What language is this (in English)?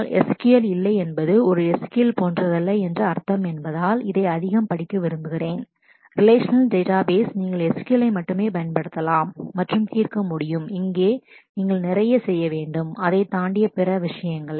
Tamil